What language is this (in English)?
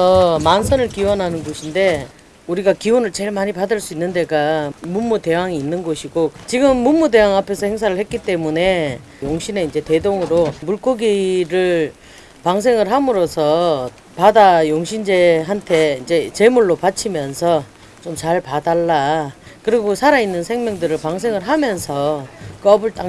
Korean